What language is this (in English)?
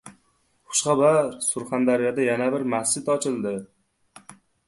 Uzbek